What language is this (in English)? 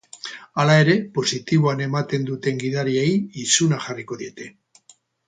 Basque